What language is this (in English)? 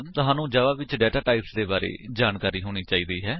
Punjabi